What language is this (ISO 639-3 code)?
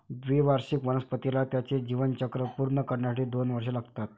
mar